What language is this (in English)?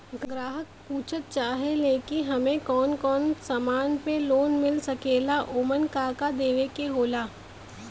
Bhojpuri